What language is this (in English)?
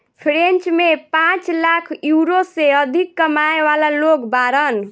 Bhojpuri